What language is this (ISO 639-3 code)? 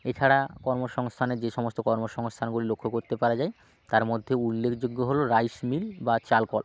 ben